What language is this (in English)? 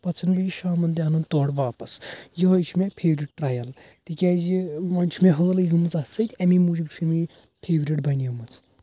Kashmiri